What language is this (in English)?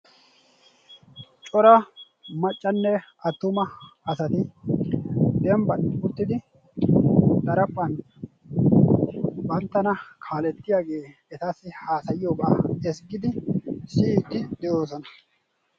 Wolaytta